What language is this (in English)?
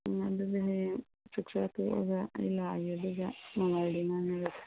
Manipuri